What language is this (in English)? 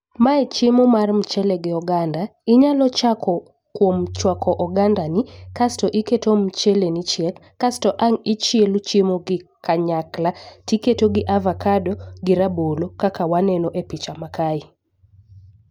Luo (Kenya and Tanzania)